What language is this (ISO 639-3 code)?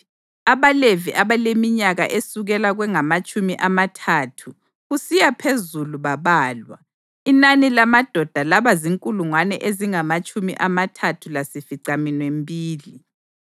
nde